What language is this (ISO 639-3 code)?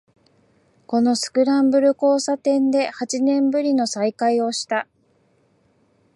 jpn